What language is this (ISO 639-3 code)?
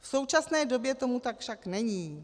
ces